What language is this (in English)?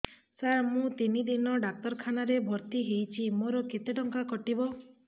Odia